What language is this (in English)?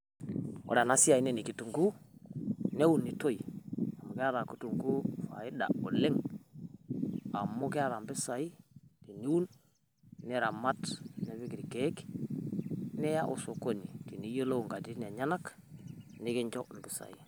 Masai